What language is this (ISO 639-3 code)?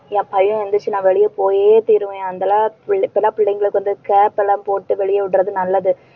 tam